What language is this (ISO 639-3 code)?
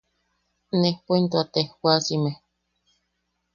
yaq